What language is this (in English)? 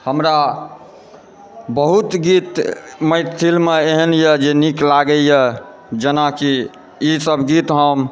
Maithili